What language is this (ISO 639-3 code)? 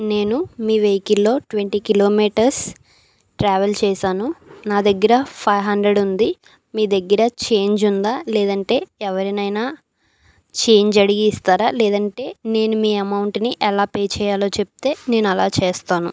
tel